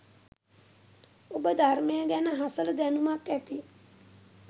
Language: Sinhala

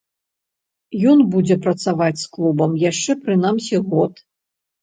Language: Belarusian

